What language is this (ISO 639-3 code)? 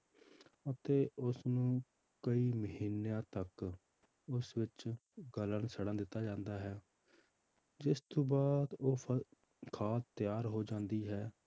pan